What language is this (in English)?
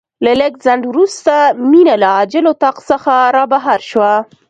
Pashto